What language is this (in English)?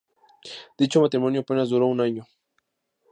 Spanish